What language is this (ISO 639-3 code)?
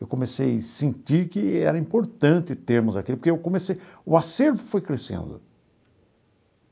por